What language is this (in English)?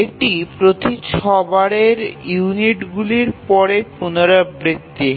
Bangla